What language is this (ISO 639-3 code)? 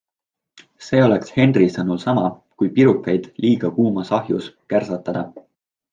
est